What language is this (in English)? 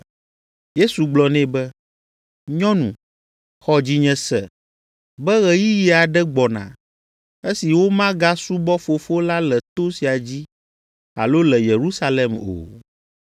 Ewe